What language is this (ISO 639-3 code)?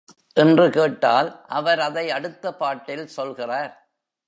tam